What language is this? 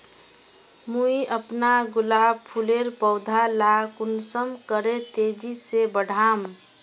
Magahi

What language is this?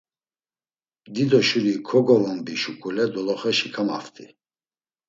Laz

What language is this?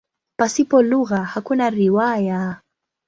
Swahili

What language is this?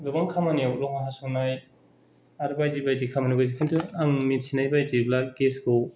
Bodo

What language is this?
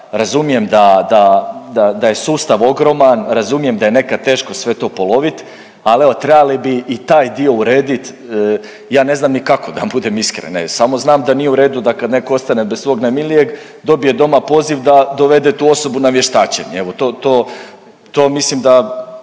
Croatian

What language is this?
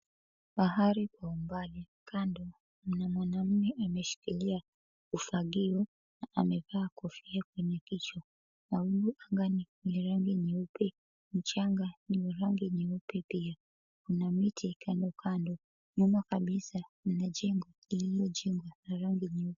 Swahili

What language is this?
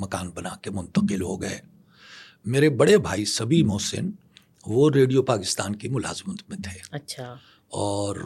Urdu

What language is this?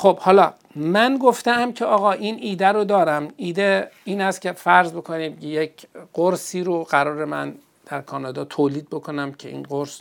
Persian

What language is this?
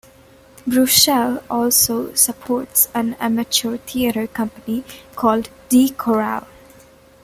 English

